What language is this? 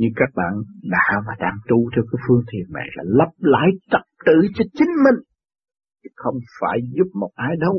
Vietnamese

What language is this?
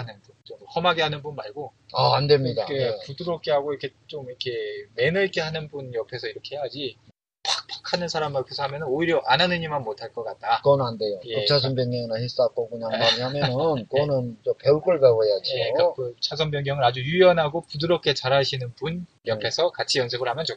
Korean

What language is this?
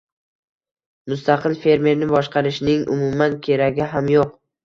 Uzbek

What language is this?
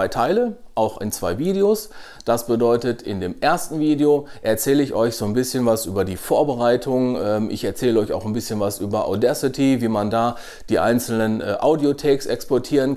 German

